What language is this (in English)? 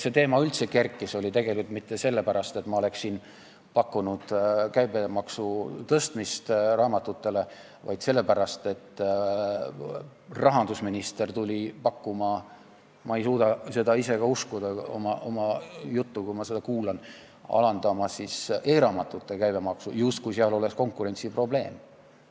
Estonian